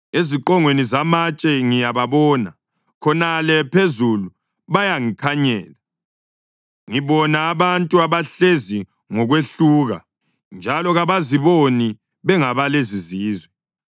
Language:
North Ndebele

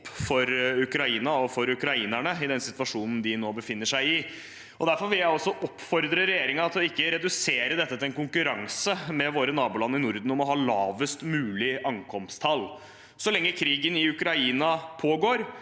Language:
Norwegian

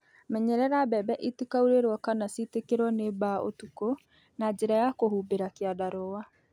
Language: Kikuyu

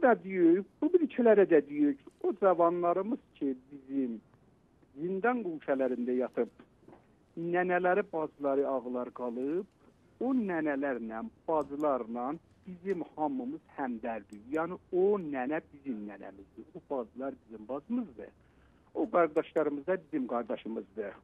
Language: Turkish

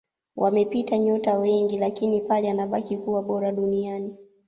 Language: Swahili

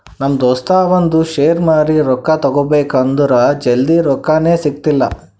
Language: Kannada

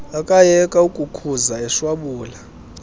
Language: Xhosa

